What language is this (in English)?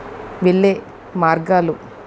Telugu